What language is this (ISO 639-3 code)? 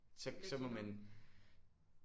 dan